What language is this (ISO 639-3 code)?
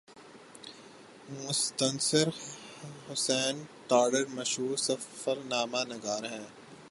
urd